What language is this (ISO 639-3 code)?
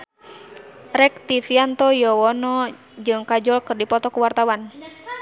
sun